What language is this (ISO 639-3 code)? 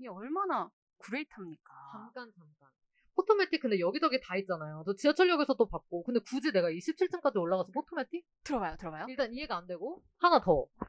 kor